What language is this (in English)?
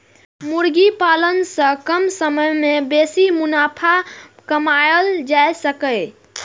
Maithili